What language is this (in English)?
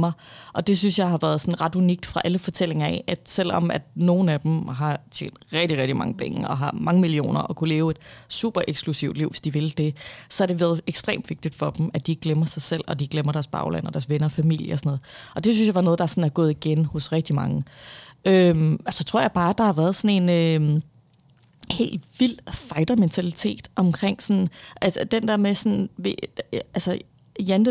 Danish